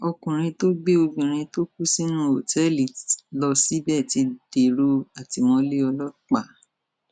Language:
Yoruba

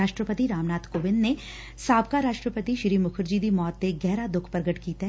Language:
Punjabi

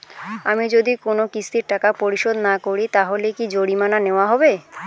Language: Bangla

